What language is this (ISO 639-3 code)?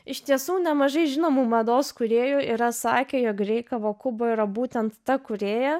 lit